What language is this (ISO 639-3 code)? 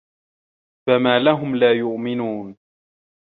ara